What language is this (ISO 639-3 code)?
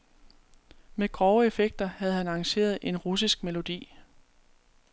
dan